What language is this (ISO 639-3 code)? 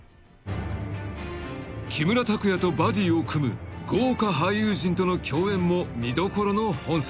jpn